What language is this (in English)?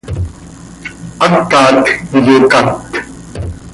Seri